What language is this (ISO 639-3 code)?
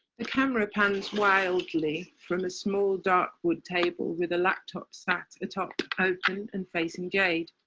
eng